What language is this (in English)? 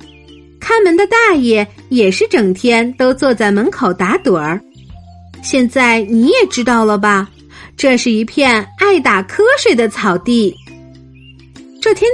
Chinese